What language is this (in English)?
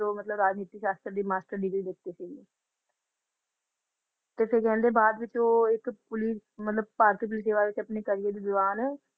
Punjabi